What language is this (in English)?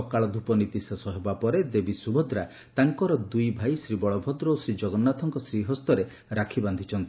Odia